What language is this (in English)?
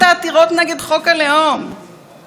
Hebrew